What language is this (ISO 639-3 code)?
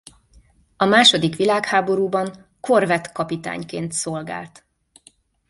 hun